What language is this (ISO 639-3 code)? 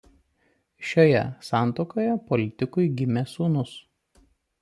lit